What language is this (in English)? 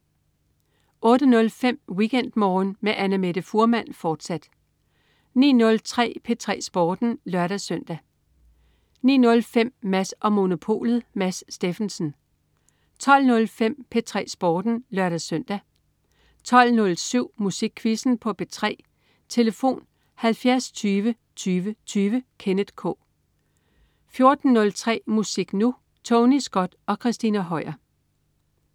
Danish